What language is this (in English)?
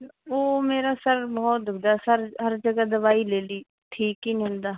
Punjabi